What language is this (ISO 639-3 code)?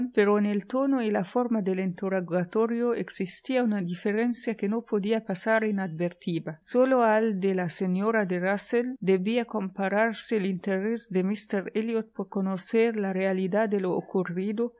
spa